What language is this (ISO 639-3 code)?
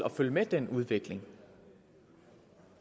dan